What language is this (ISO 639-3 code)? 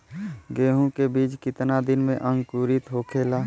bho